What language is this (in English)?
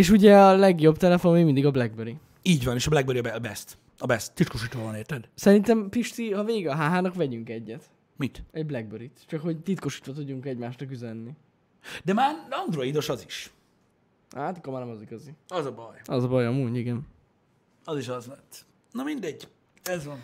Hungarian